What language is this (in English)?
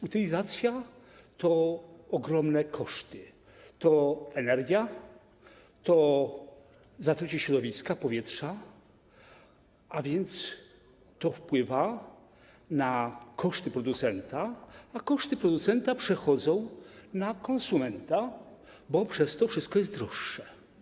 Polish